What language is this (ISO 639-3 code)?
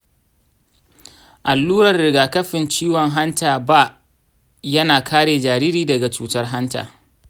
hau